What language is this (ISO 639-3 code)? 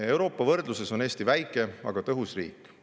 est